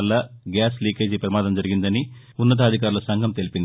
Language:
Telugu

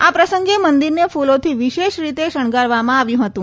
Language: Gujarati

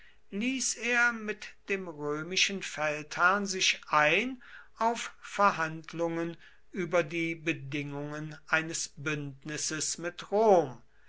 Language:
German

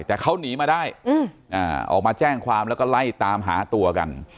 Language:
Thai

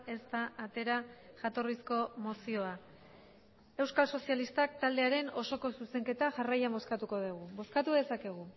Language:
Basque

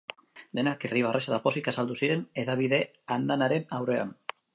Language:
Basque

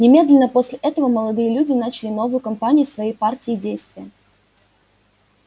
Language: Russian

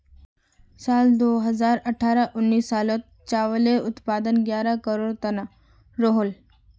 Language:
Magahi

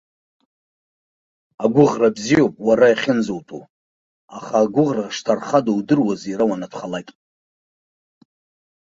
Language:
Abkhazian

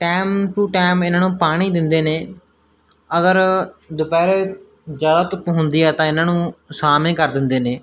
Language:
Punjabi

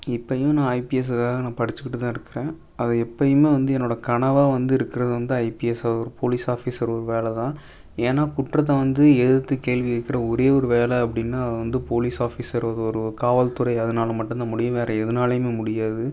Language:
Tamil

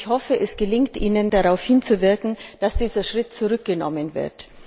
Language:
German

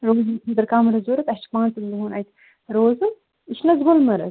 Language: Kashmiri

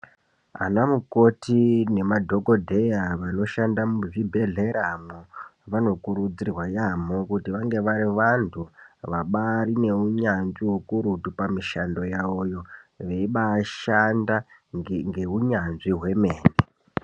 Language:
Ndau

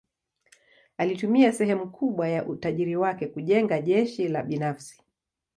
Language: Swahili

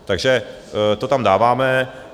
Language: Czech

